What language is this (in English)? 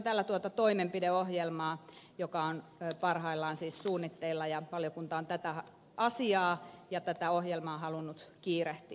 Finnish